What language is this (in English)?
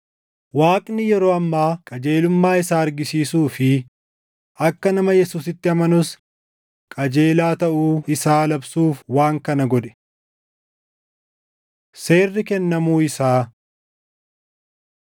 Oromo